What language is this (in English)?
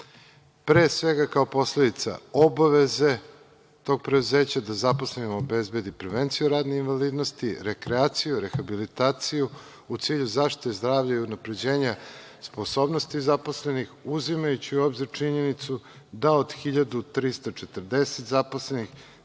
Serbian